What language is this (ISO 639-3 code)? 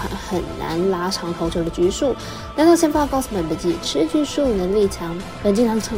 zho